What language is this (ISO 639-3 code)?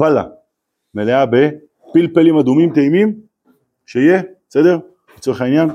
heb